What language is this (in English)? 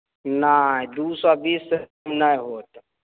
Maithili